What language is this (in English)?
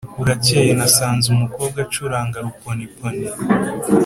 Kinyarwanda